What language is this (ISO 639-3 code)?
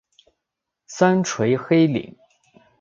zho